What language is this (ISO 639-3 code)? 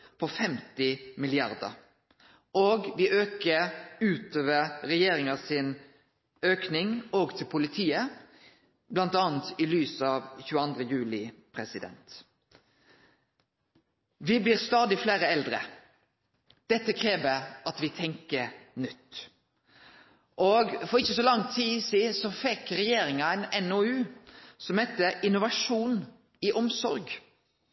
nno